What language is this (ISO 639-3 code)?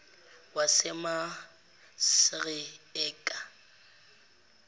zul